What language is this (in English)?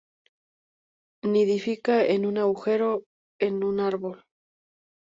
Spanish